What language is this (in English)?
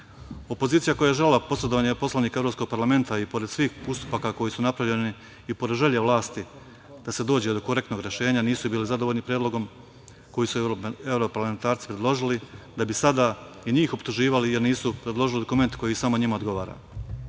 Serbian